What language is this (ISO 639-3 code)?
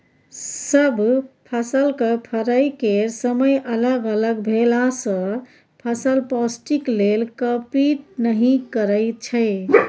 mai